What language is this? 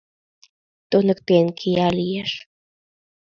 Mari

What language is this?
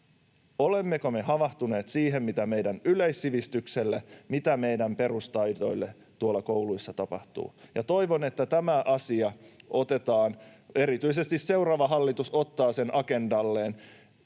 Finnish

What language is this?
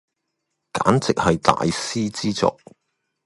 Cantonese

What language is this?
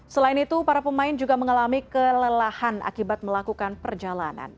Indonesian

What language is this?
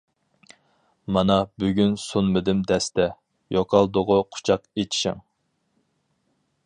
Uyghur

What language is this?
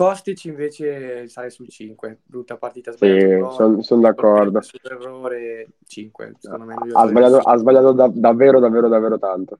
Italian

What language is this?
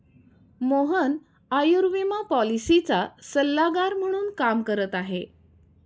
Marathi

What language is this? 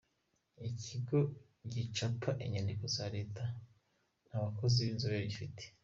Kinyarwanda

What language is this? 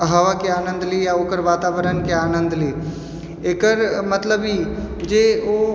Maithili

